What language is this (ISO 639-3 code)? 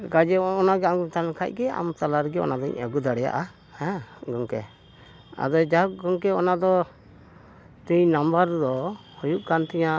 sat